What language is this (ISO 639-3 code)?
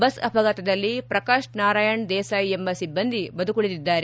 kan